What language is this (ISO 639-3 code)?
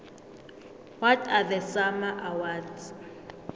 nbl